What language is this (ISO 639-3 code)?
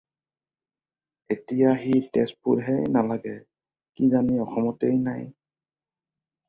asm